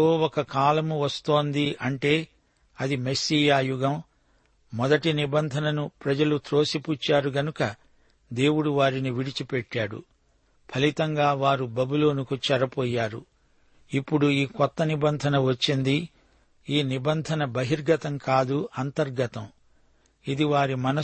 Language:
Telugu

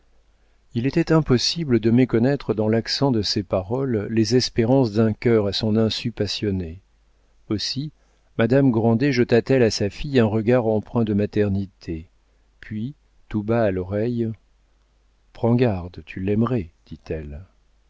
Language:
French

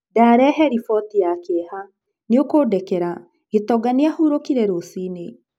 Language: Kikuyu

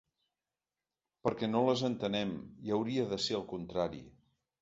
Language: Catalan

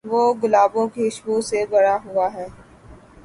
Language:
Urdu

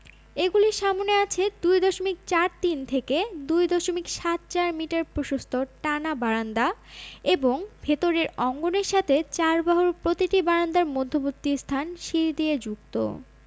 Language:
Bangla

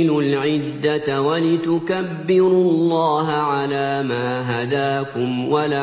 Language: Arabic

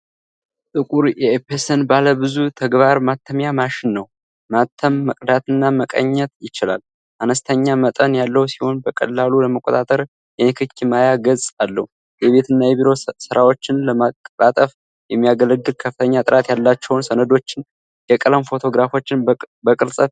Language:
Amharic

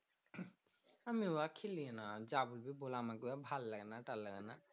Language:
Bangla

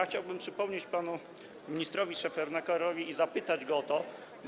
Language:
Polish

